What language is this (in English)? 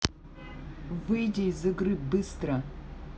Russian